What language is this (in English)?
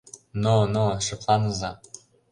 Mari